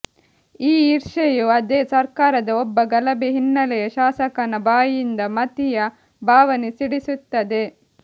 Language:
Kannada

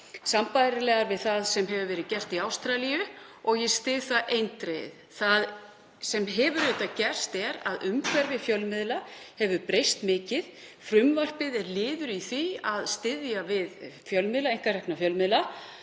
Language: Icelandic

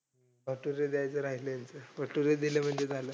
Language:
Marathi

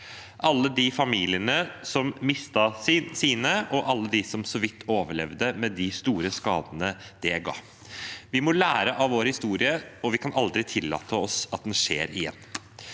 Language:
Norwegian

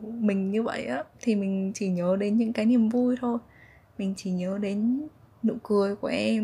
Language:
Vietnamese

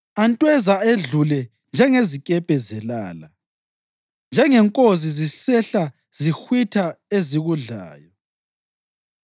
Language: North Ndebele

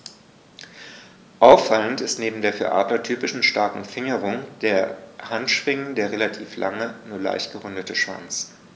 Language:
German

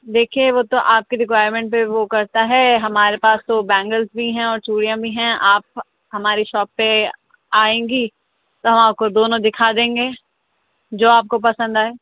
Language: Urdu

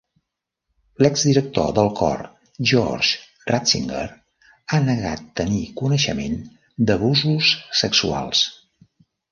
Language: Catalan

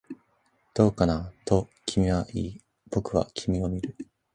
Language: Japanese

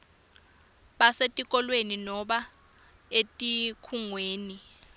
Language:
Swati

